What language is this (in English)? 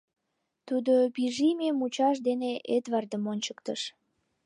Mari